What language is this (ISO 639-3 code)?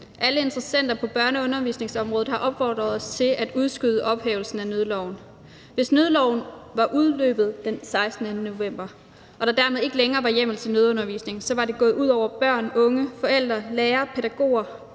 dan